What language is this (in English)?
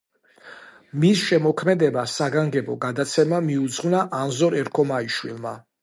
Georgian